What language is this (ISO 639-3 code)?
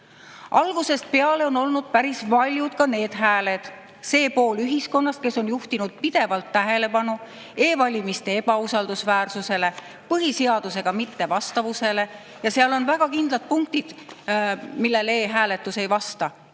est